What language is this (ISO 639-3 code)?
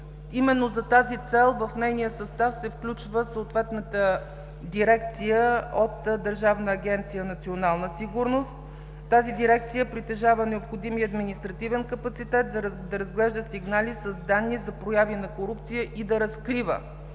bul